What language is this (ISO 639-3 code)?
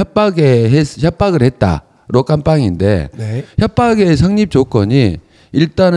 kor